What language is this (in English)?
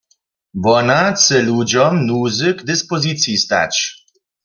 Upper Sorbian